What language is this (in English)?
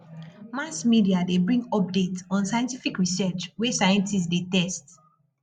Nigerian Pidgin